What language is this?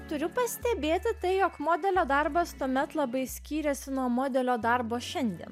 Lithuanian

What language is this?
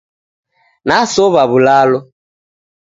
Taita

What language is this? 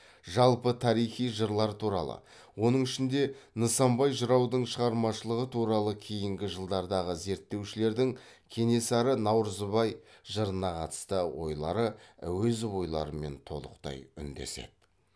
Kazakh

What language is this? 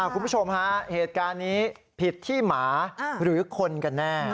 Thai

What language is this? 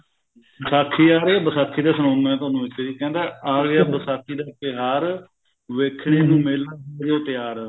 Punjabi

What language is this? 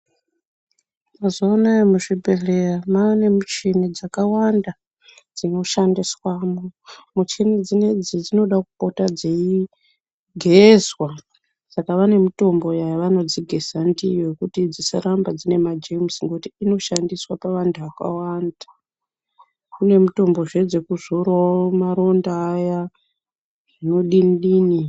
Ndau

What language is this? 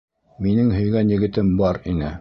Bashkir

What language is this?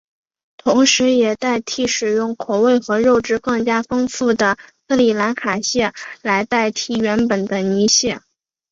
Chinese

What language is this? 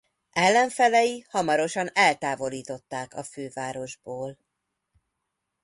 Hungarian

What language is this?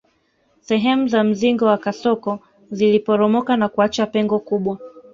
Swahili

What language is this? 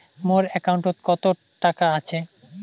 Bangla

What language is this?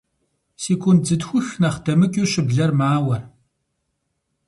Kabardian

